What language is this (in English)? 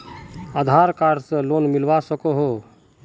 Magahi